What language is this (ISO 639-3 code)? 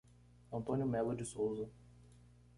por